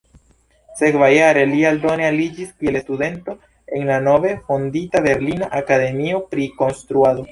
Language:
Esperanto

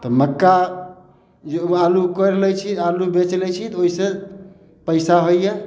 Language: Maithili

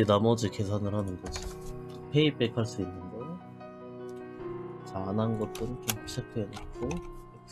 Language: Korean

